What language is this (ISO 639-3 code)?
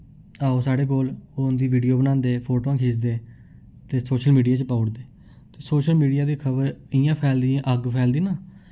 doi